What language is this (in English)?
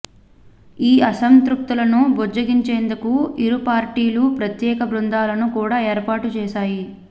Telugu